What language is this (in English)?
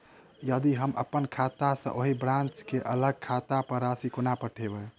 Maithili